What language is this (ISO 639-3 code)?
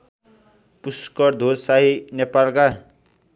nep